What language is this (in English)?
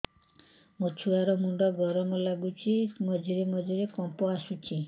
Odia